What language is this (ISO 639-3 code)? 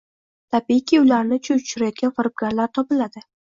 uzb